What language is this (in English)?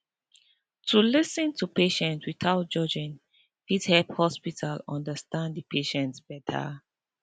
Nigerian Pidgin